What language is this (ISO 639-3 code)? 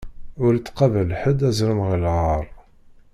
kab